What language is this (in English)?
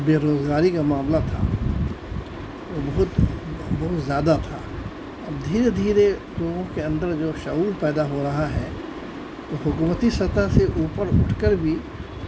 Urdu